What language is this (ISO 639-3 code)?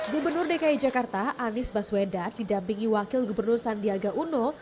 ind